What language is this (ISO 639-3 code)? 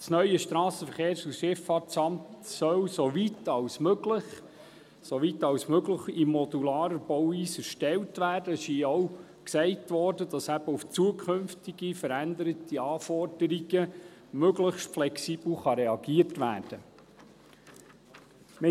gsw